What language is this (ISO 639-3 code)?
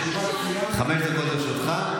heb